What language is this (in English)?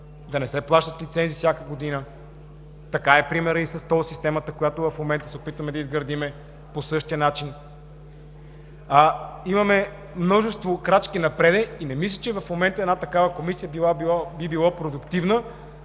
Bulgarian